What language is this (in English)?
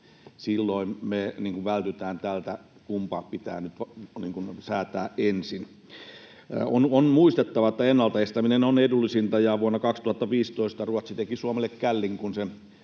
Finnish